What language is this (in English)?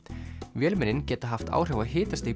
Icelandic